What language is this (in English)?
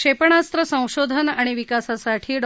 Marathi